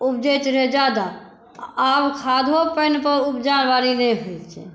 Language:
Maithili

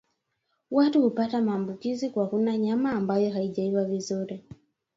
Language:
Swahili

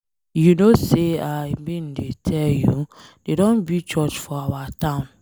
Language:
Nigerian Pidgin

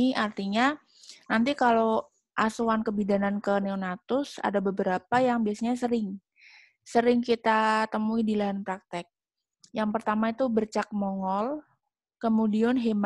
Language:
Indonesian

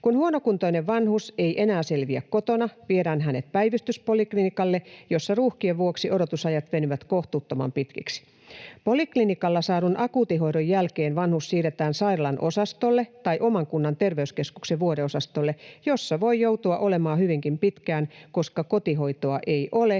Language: Finnish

